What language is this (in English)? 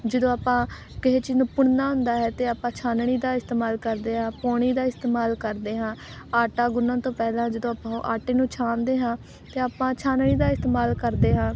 Punjabi